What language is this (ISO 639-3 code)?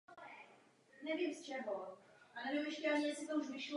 ces